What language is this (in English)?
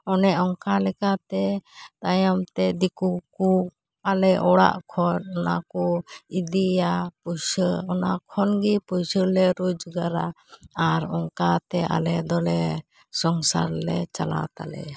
Santali